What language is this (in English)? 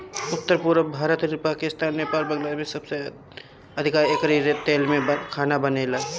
Bhojpuri